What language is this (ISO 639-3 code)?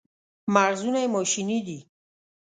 pus